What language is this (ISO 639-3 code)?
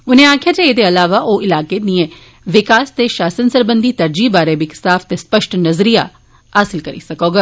doi